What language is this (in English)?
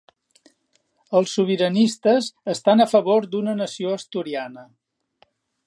Catalan